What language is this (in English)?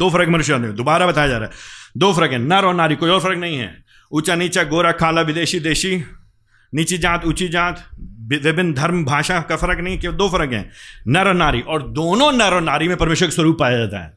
Hindi